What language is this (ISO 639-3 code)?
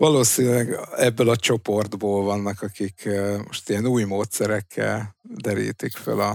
hun